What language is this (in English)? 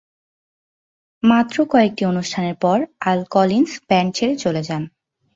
Bangla